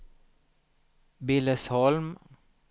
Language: Swedish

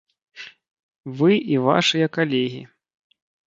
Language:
Belarusian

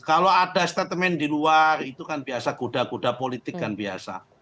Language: Indonesian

